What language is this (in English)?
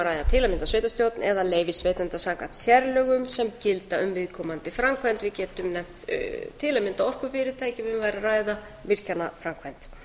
Icelandic